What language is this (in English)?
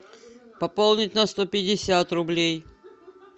Russian